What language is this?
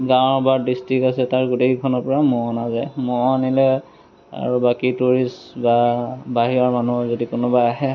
Assamese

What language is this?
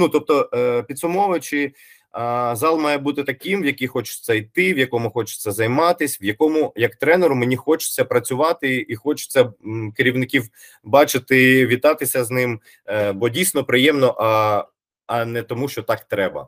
Ukrainian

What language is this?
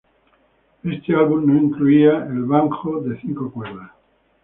Spanish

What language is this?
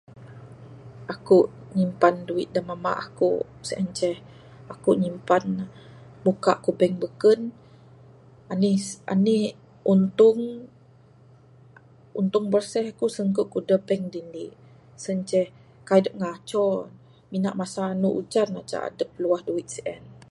Bukar-Sadung Bidayuh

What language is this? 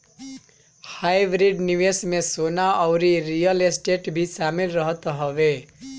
Bhojpuri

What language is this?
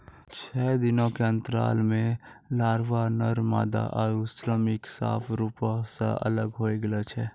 Maithili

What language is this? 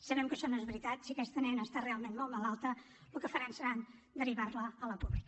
Catalan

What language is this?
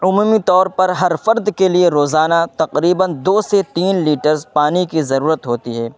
Urdu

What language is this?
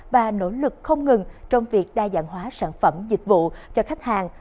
Vietnamese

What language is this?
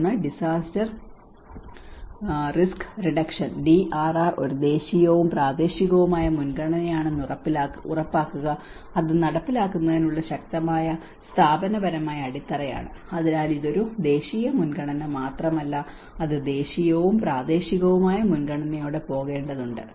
Malayalam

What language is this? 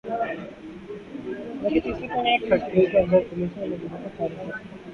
Urdu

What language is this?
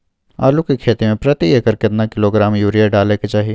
Maithili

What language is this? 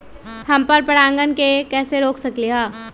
Magahi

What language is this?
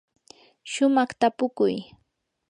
Yanahuanca Pasco Quechua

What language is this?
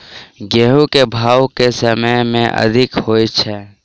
Maithili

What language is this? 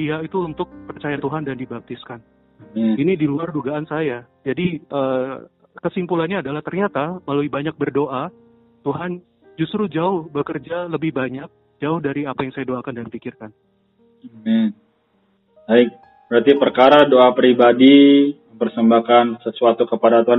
Indonesian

